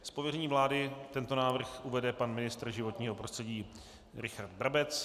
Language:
Czech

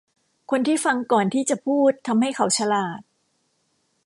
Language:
Thai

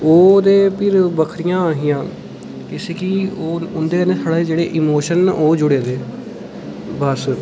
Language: Dogri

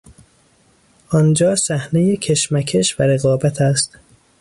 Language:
Persian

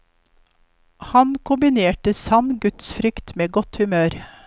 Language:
Norwegian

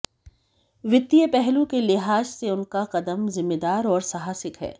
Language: Hindi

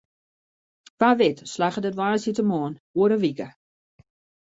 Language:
Western Frisian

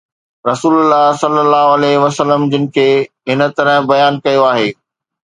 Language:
Sindhi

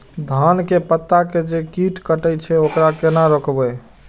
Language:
Maithili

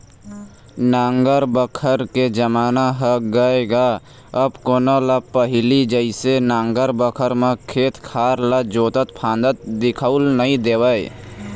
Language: Chhattisgarhi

